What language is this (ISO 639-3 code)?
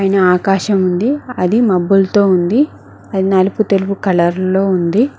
tel